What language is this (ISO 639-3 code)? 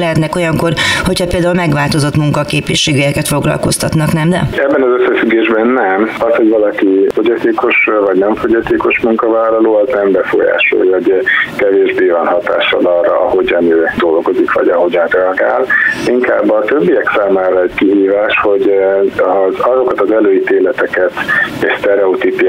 hun